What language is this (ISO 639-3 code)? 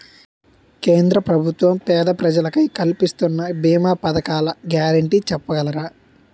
tel